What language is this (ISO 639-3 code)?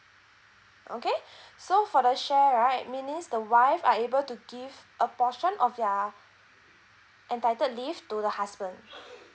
eng